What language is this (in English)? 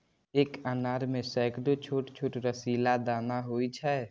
Maithili